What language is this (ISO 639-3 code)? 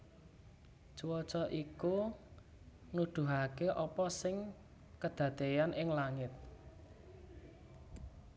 jav